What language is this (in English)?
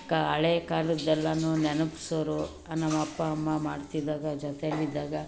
Kannada